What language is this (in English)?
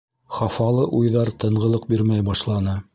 Bashkir